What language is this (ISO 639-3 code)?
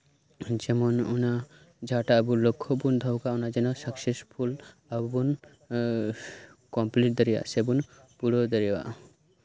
sat